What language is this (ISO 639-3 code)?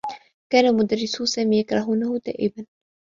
ara